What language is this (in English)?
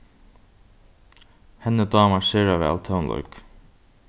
Faroese